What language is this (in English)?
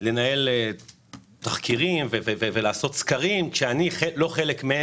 Hebrew